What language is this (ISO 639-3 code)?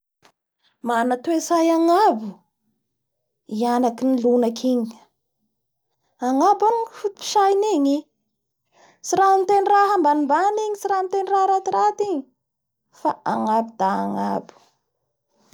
bhr